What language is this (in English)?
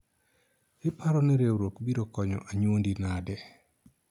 Luo (Kenya and Tanzania)